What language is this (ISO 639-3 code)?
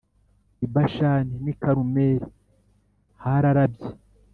kin